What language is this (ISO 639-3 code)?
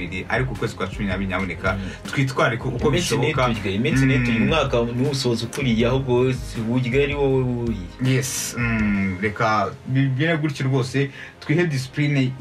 ron